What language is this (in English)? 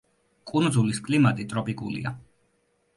Georgian